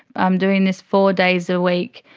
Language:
English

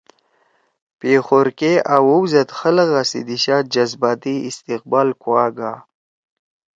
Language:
Torwali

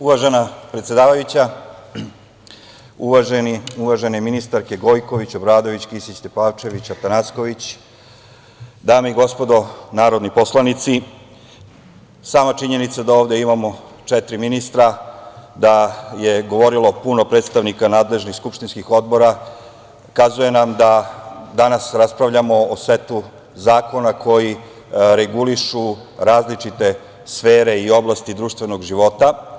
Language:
Serbian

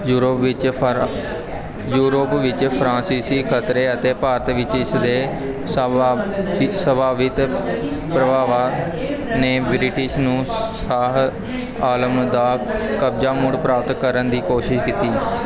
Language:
Punjabi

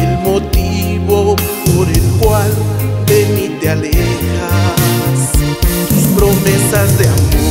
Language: Spanish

